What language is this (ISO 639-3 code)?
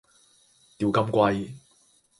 yue